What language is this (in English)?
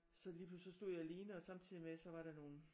Danish